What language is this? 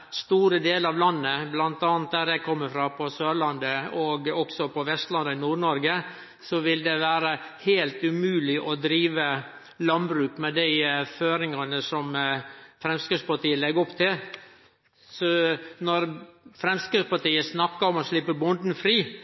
Norwegian Nynorsk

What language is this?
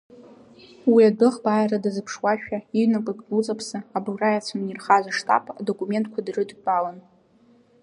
Abkhazian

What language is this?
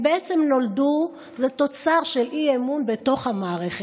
Hebrew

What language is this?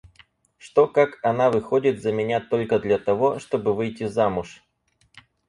Russian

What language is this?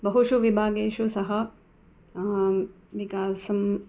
Sanskrit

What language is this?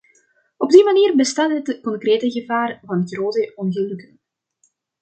Dutch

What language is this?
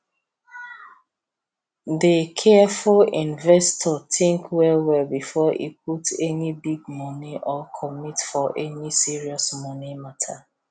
Nigerian Pidgin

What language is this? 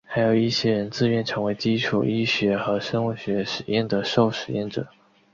Chinese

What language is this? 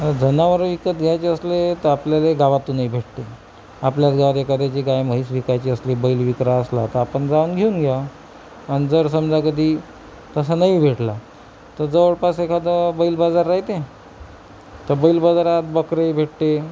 Marathi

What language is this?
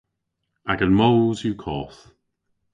Cornish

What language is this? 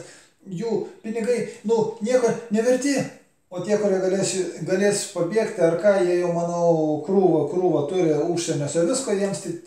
Lithuanian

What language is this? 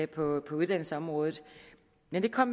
Danish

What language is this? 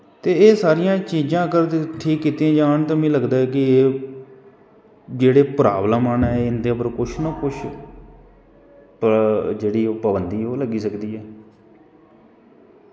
Dogri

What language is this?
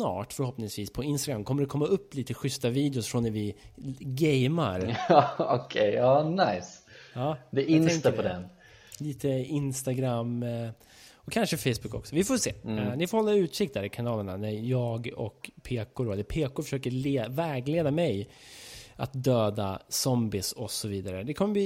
Swedish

